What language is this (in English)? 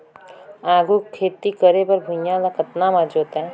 Chhattisgarhi